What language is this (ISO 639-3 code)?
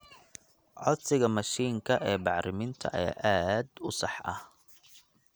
som